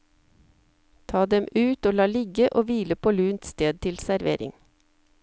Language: Norwegian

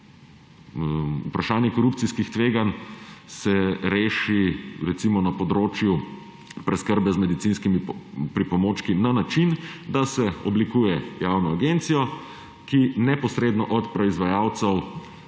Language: Slovenian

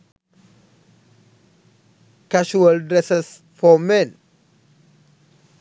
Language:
Sinhala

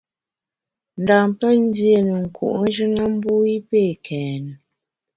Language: Bamun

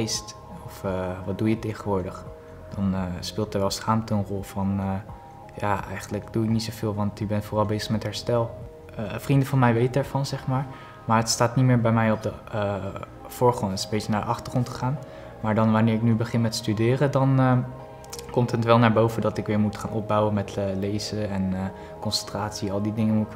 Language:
Dutch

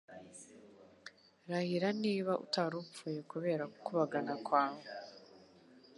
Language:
Kinyarwanda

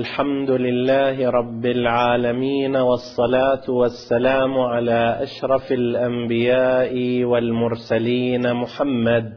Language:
Arabic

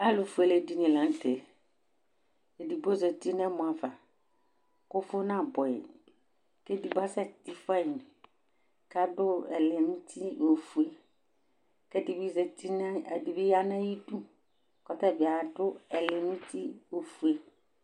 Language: Ikposo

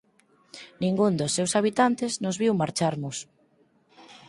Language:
Galician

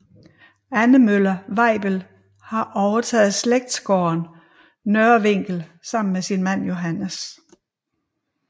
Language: Danish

